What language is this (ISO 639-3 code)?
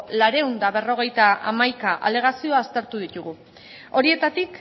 eus